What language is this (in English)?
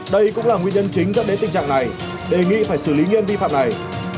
Vietnamese